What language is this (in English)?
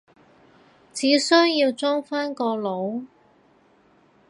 Cantonese